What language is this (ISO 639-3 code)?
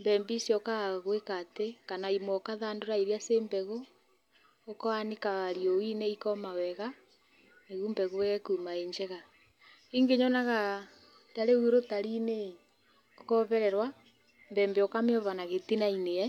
kik